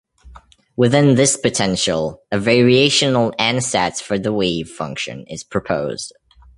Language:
English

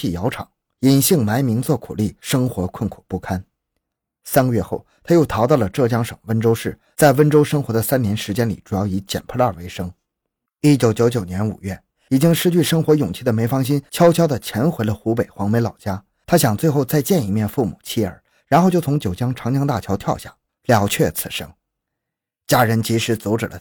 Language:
Chinese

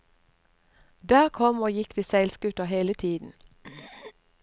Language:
Norwegian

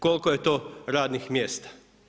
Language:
Croatian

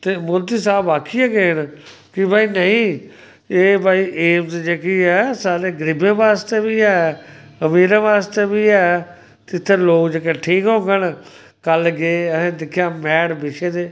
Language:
Dogri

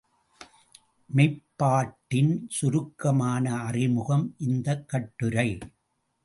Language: Tamil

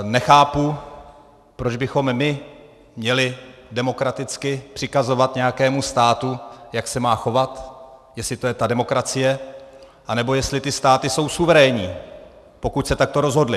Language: Czech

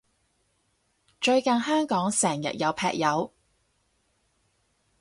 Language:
Cantonese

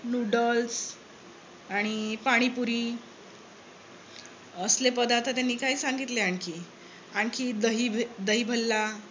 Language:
Marathi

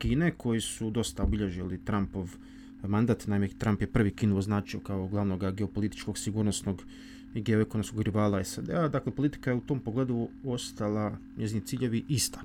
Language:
Croatian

